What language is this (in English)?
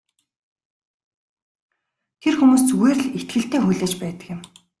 Mongolian